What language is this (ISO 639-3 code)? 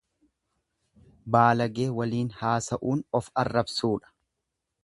orm